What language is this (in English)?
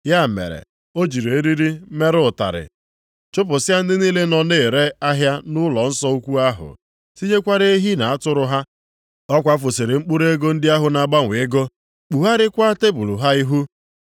Igbo